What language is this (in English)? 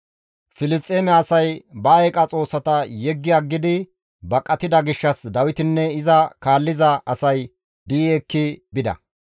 Gamo